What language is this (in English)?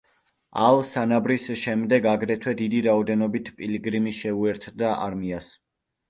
Georgian